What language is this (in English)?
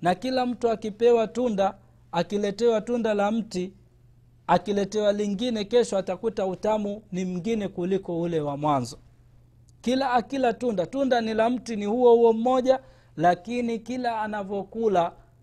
Swahili